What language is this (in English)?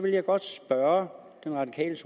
Danish